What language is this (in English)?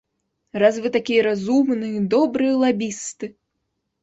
Belarusian